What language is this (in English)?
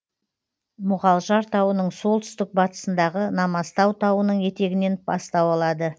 Kazakh